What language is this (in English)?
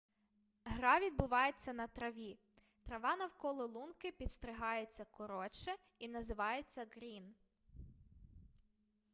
Ukrainian